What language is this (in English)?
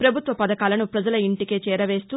Telugu